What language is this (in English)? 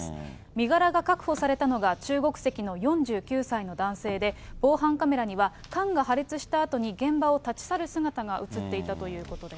Japanese